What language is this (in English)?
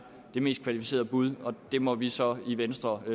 Danish